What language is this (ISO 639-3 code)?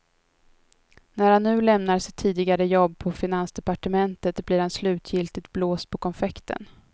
swe